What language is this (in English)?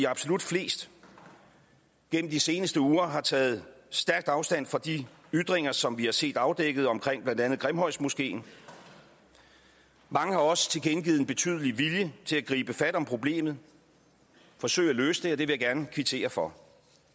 Danish